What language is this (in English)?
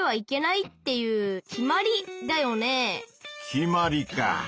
Japanese